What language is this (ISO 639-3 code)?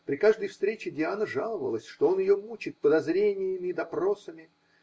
rus